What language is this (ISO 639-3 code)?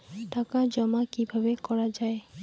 ben